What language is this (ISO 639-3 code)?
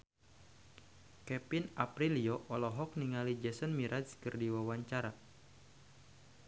sun